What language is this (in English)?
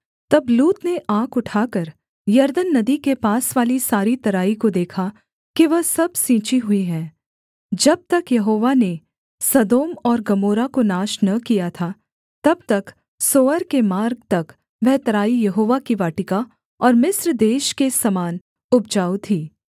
Hindi